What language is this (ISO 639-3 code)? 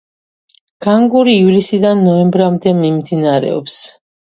kat